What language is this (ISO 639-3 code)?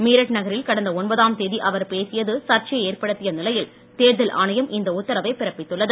tam